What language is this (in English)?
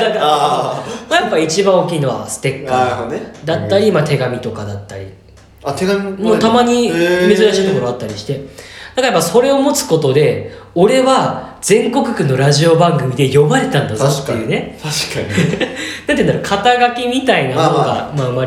Japanese